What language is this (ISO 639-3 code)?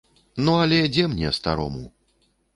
bel